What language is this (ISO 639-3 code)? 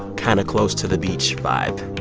eng